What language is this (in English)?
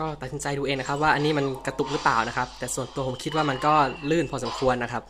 Thai